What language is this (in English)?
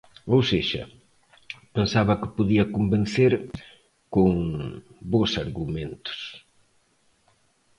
Galician